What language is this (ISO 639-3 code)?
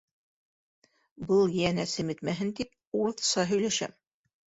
bak